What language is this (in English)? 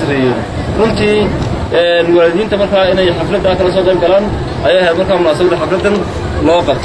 Arabic